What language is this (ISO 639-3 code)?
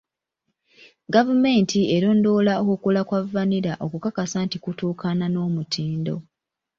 lug